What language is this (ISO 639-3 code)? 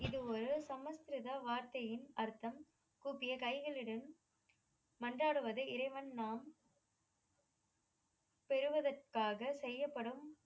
tam